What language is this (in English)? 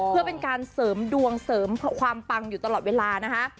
Thai